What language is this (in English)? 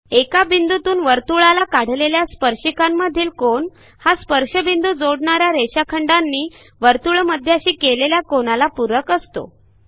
Marathi